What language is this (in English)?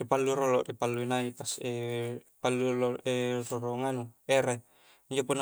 Coastal Konjo